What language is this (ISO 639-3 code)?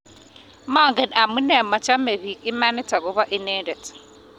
kln